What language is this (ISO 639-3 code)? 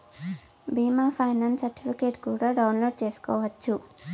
tel